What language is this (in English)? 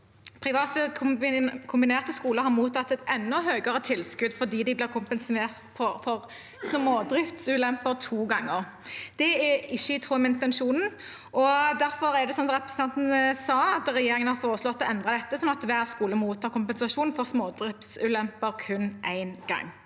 Norwegian